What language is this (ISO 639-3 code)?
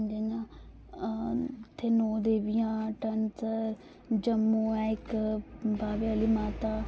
doi